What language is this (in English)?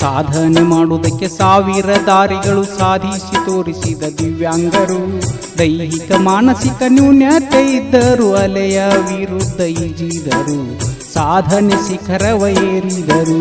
Kannada